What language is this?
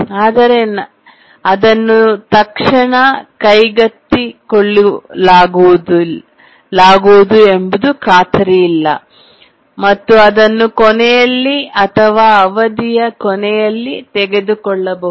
Kannada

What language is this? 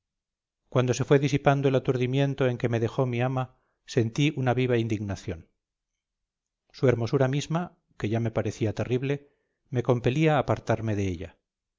Spanish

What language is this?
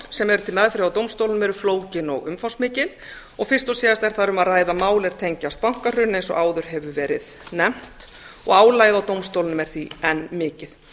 Icelandic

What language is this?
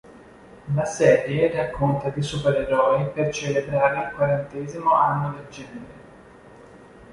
Italian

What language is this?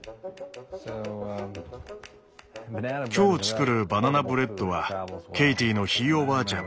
Japanese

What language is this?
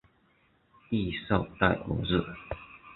Chinese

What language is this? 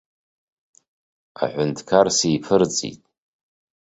Abkhazian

